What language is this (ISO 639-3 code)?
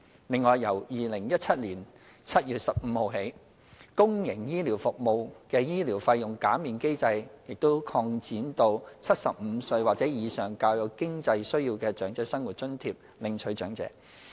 yue